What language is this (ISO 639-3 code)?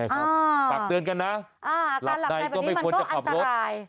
tha